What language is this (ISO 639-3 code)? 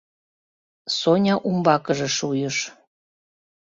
chm